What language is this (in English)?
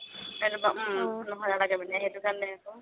Assamese